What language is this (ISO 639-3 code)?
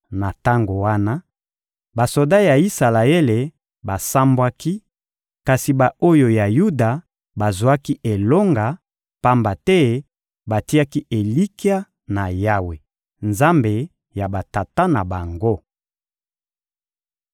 lin